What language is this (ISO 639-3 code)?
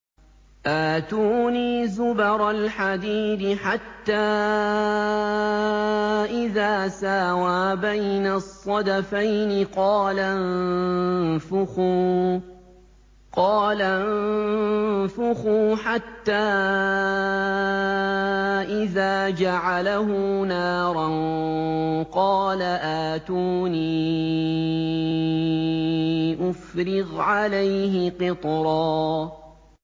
ara